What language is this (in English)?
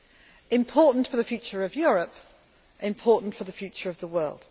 English